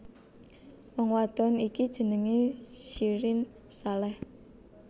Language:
Javanese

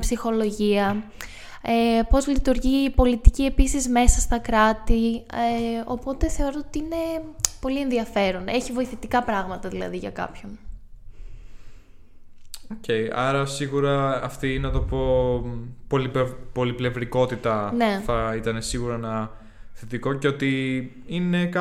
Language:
Greek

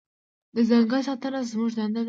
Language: Pashto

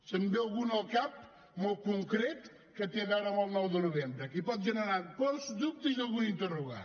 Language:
Catalan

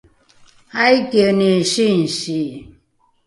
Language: Rukai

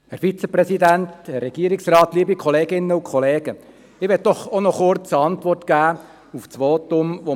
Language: Swiss German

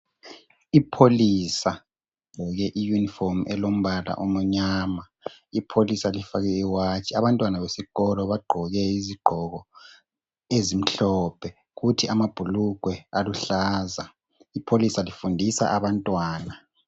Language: North Ndebele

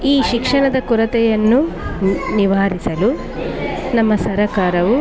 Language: Kannada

